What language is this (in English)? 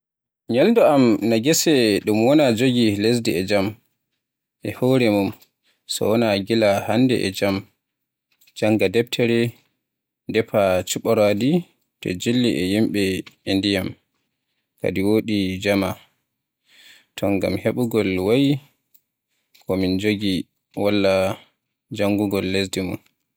Borgu Fulfulde